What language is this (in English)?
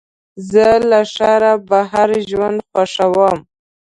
Pashto